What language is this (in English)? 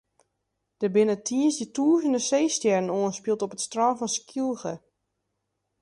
Western Frisian